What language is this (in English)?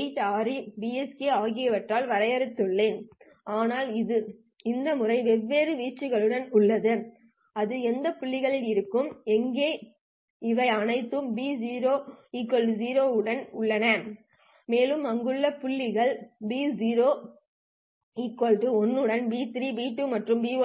Tamil